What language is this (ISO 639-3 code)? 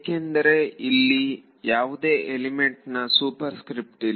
kan